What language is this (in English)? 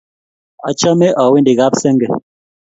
Kalenjin